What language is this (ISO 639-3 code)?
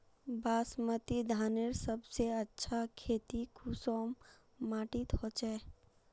mag